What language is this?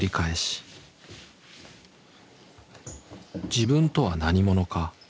Japanese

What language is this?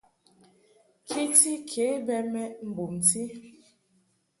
Mungaka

